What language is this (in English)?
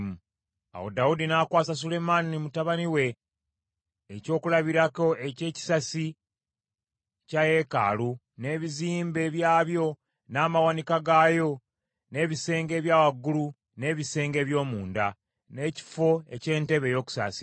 Ganda